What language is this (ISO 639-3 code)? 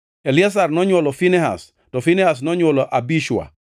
luo